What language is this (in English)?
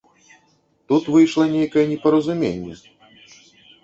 Belarusian